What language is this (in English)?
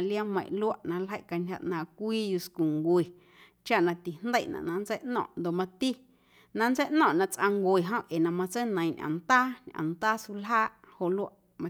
Guerrero Amuzgo